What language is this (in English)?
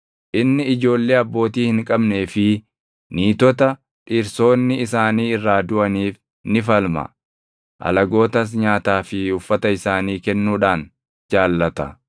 Oromo